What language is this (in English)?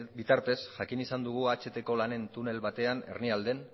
Basque